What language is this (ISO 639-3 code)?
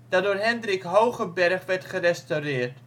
nld